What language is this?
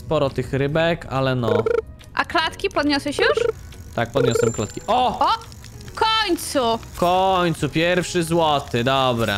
Polish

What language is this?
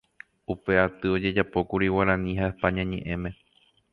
Guarani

